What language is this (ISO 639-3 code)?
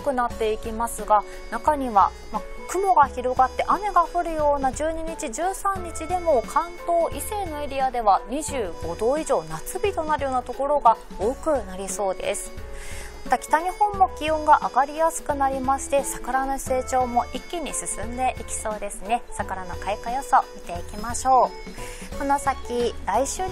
jpn